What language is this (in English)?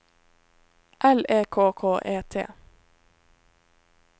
Norwegian